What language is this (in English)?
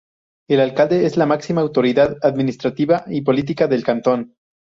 Spanish